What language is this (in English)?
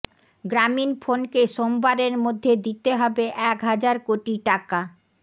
Bangla